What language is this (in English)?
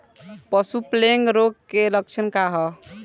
Bhojpuri